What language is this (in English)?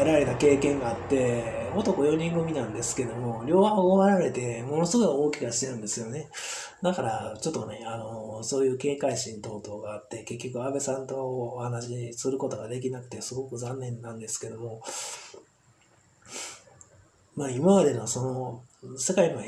Japanese